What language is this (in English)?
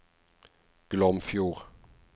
Norwegian